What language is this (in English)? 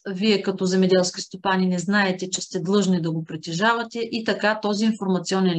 Bulgarian